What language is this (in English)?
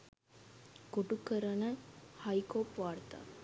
Sinhala